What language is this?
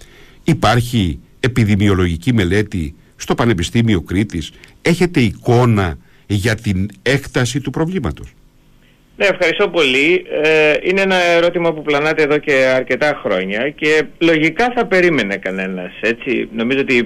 Greek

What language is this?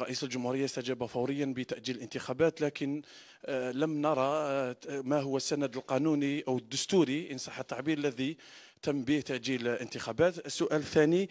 Arabic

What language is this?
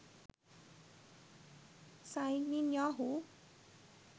Sinhala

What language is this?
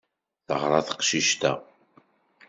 Kabyle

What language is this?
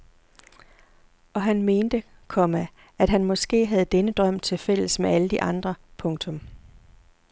Danish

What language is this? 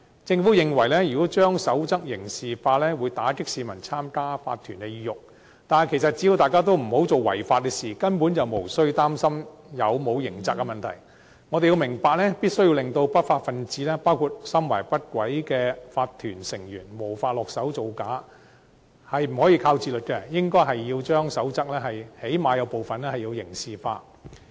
Cantonese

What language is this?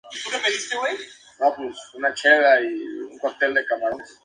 Spanish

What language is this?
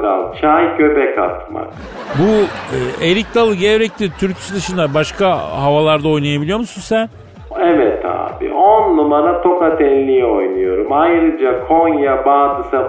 Turkish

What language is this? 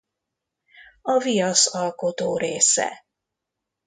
Hungarian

